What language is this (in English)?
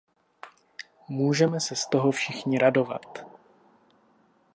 Czech